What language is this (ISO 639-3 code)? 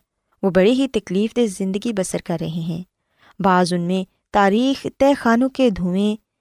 urd